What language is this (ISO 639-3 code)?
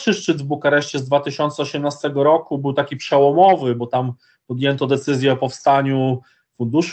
pol